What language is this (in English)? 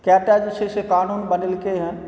Maithili